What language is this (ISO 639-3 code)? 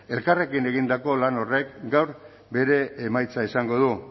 eus